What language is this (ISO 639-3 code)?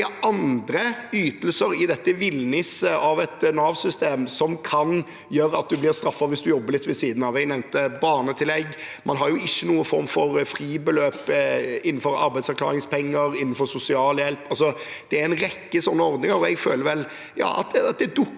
nor